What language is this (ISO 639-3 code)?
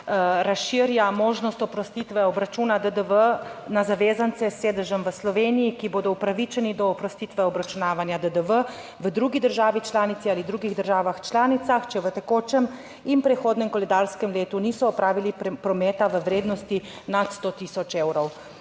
slv